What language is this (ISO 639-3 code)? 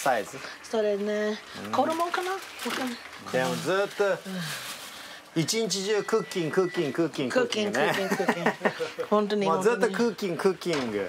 jpn